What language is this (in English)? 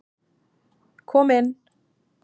Icelandic